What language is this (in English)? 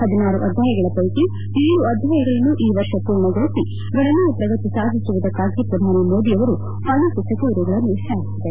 Kannada